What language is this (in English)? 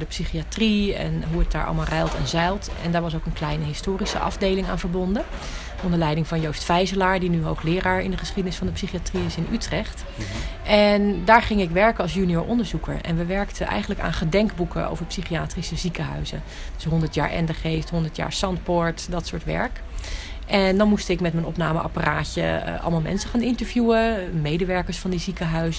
Dutch